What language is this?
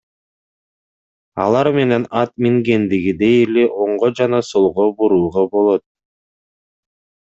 Kyrgyz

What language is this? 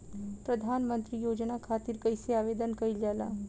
Bhojpuri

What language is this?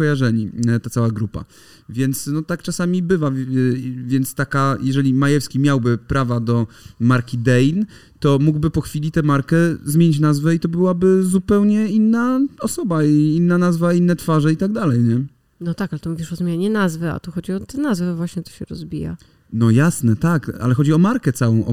Polish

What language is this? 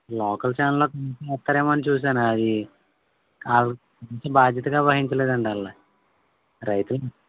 Telugu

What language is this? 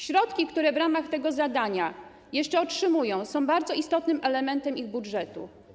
Polish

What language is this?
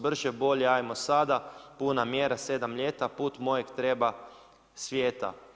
Croatian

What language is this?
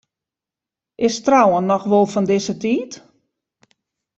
Western Frisian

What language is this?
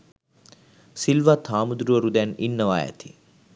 Sinhala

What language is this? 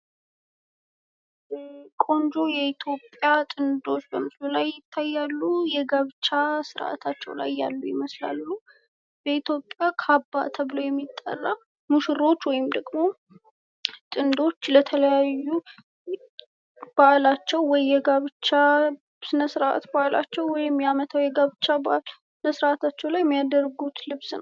Amharic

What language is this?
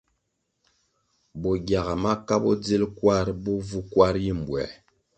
Kwasio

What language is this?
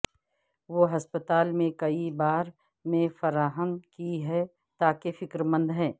Urdu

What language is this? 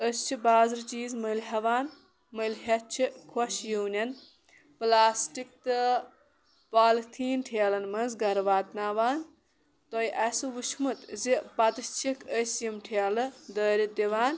Kashmiri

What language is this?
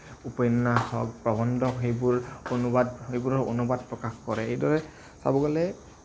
Assamese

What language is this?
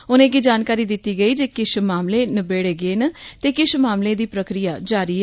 Dogri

